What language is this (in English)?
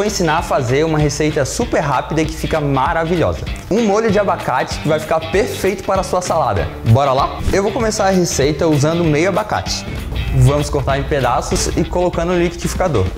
Portuguese